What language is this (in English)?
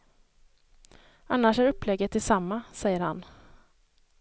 Swedish